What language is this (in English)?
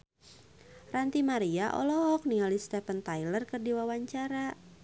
Sundanese